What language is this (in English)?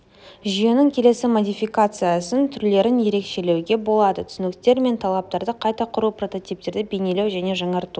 Kazakh